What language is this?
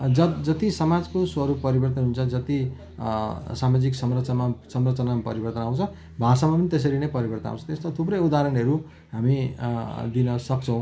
Nepali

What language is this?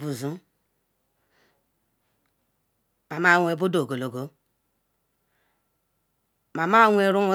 Ikwere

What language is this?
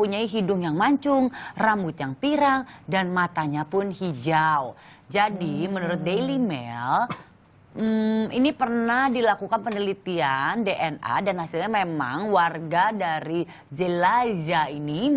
Indonesian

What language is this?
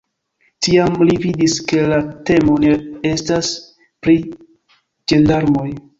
Esperanto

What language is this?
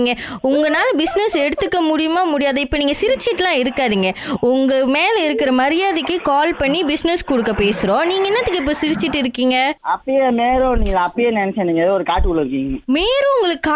Tamil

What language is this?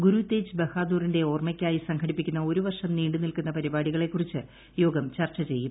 Malayalam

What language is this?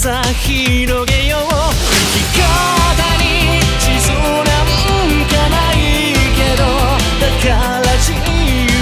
Japanese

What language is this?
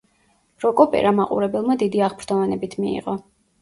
Georgian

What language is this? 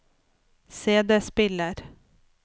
Norwegian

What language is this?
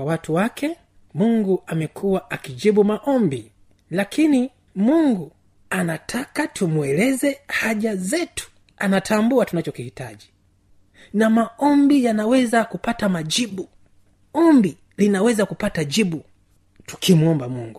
Swahili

